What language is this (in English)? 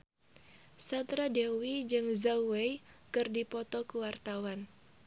Sundanese